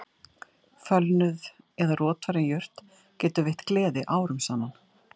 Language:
Icelandic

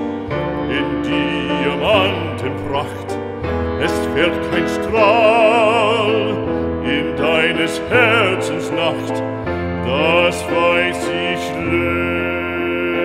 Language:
Latvian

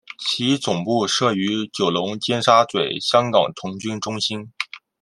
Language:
Chinese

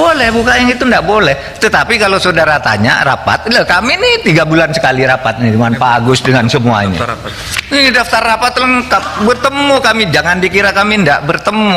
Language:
Indonesian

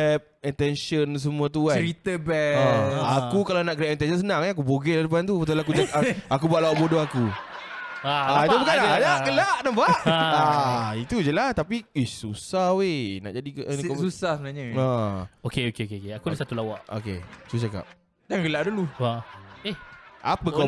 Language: Malay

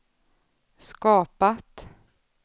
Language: Swedish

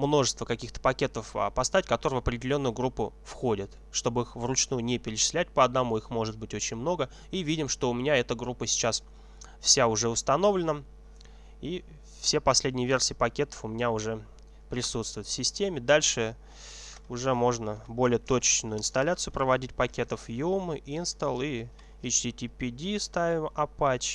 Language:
Russian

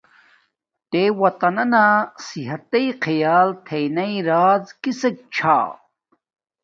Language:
Domaaki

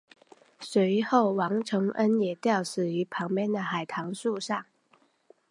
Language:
Chinese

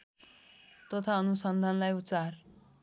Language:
Nepali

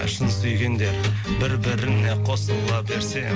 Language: Kazakh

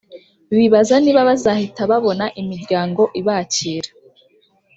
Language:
Kinyarwanda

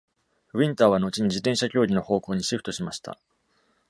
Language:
Japanese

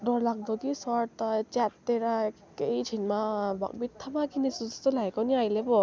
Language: Nepali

